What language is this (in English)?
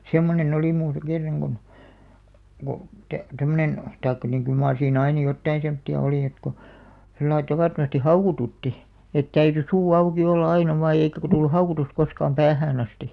Finnish